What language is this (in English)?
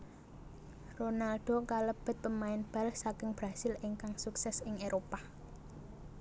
Javanese